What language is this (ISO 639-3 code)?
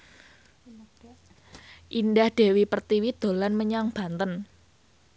jav